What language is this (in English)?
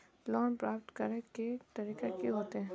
Magahi